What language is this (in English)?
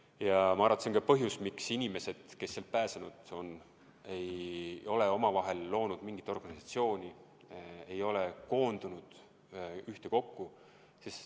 Estonian